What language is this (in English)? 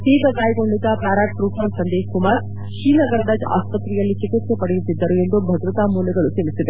Kannada